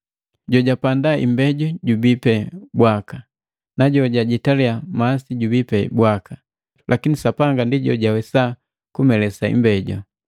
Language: Matengo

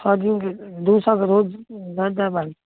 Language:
Maithili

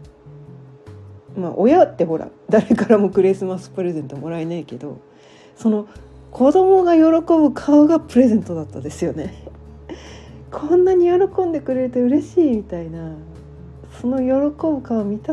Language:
Japanese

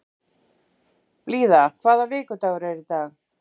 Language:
Icelandic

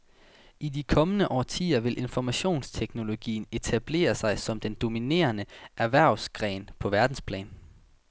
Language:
Danish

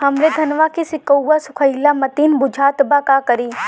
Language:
Bhojpuri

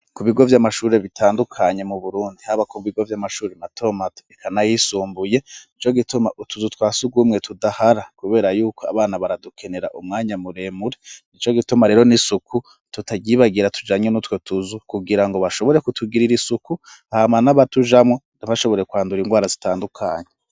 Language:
Rundi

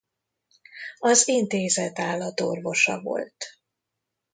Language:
Hungarian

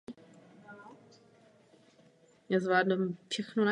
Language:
Czech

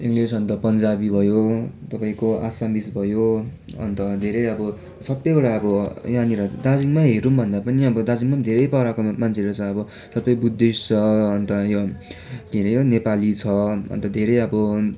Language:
Nepali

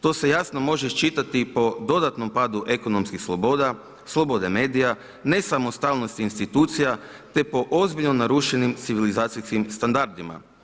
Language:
Croatian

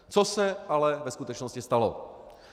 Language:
Czech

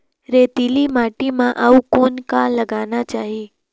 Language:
Chhattisgarhi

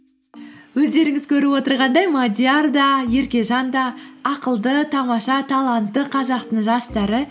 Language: Kazakh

